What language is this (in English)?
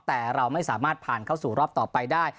Thai